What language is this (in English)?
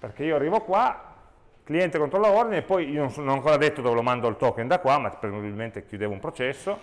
Italian